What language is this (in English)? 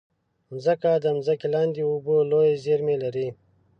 Pashto